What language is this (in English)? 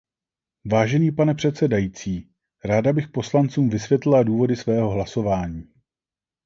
Czech